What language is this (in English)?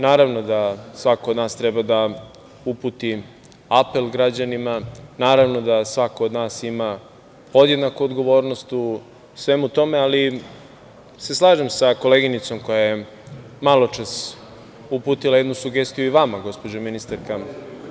Serbian